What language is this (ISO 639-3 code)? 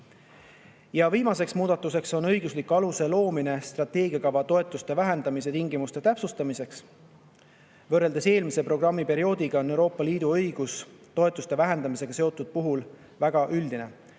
est